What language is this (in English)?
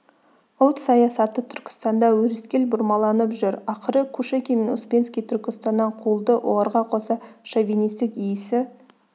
Kazakh